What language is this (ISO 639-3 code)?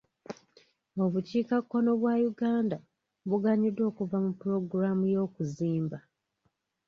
lug